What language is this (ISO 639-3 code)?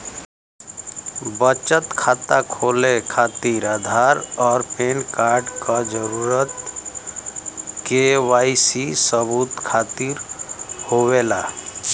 bho